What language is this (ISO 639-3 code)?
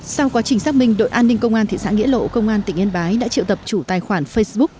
vie